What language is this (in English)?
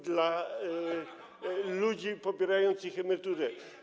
Polish